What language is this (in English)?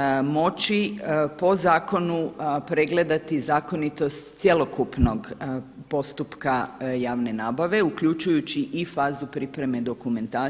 Croatian